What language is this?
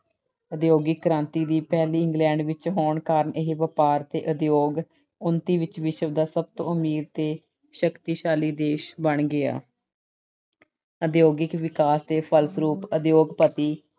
Punjabi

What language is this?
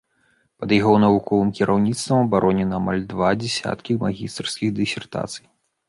Belarusian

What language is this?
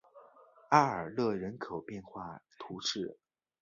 Chinese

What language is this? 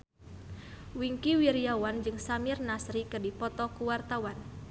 Sundanese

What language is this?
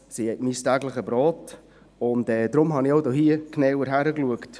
Swiss German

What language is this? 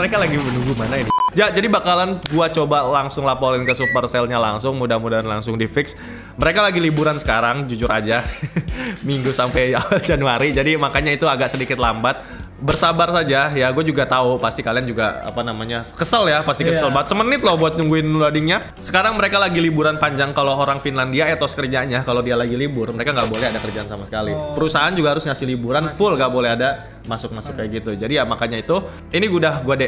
Indonesian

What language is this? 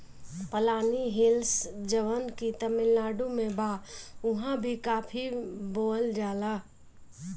Bhojpuri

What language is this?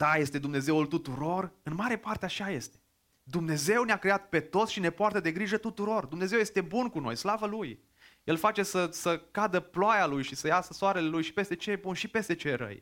Romanian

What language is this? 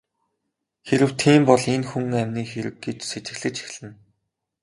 Mongolian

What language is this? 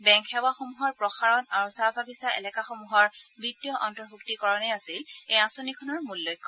Assamese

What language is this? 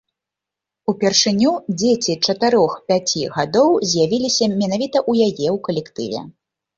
Belarusian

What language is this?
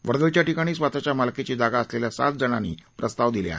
Marathi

